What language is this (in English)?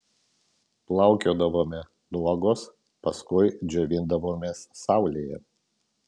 Lithuanian